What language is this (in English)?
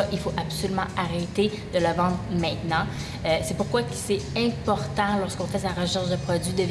French